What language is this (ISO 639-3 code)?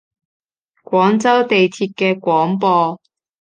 yue